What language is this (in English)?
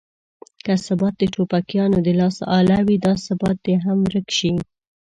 Pashto